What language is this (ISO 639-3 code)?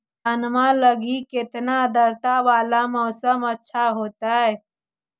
mag